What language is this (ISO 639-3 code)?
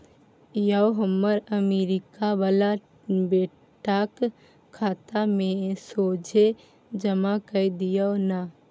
mai